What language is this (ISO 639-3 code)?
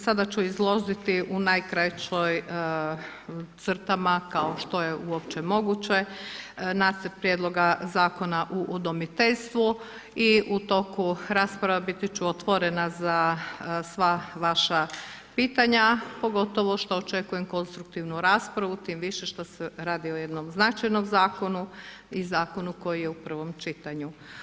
hrv